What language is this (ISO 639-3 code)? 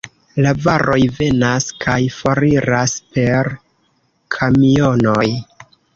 epo